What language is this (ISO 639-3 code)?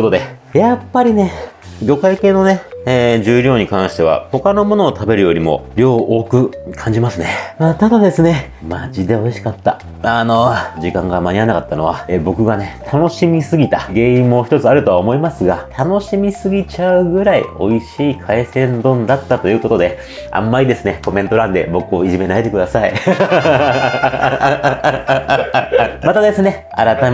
jpn